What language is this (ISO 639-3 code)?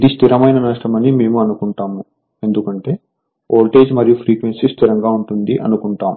tel